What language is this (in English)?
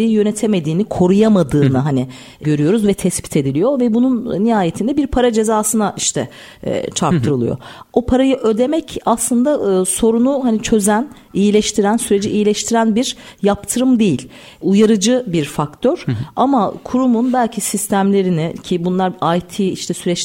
Turkish